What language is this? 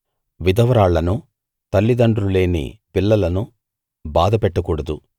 Telugu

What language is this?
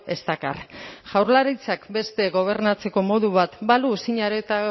Basque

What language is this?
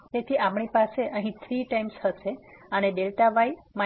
Gujarati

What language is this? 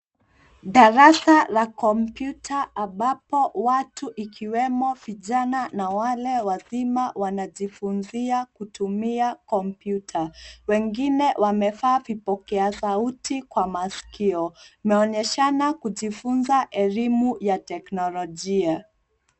Swahili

